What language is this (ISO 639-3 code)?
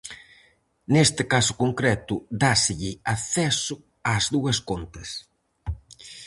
glg